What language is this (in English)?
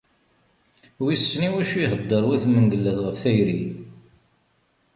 Kabyle